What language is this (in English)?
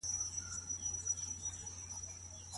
Pashto